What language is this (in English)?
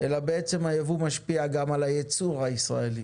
Hebrew